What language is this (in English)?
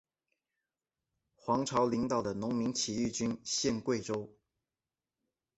Chinese